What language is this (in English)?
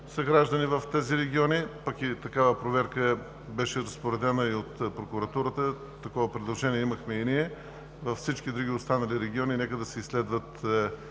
Bulgarian